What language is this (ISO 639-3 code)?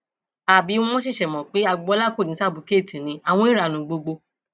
yor